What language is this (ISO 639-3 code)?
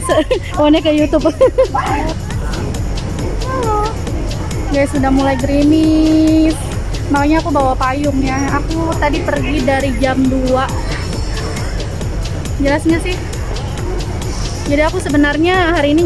ind